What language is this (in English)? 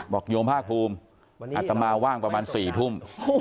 Thai